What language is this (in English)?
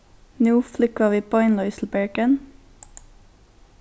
Faroese